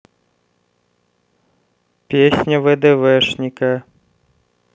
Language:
Russian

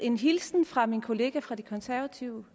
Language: Danish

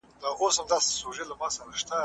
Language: Pashto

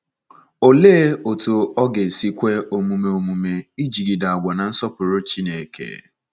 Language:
Igbo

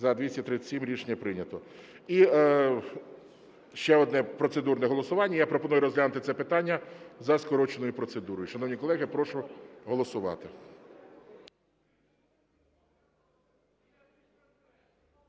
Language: Ukrainian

